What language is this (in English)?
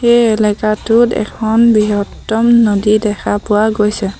Assamese